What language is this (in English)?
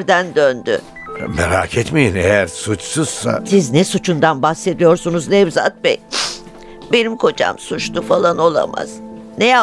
Turkish